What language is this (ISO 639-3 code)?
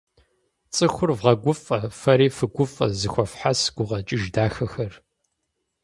kbd